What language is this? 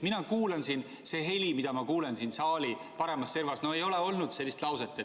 Estonian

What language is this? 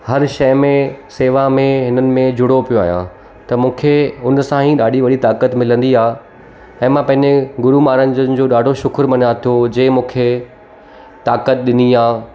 Sindhi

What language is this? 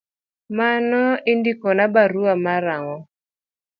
Luo (Kenya and Tanzania)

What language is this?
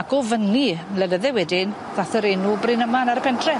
Welsh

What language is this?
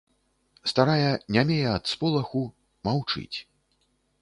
Belarusian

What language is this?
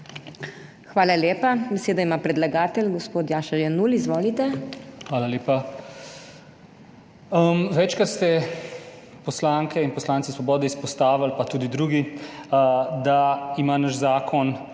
Slovenian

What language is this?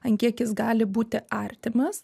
Lithuanian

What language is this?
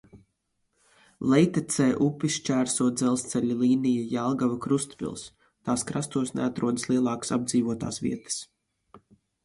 Latvian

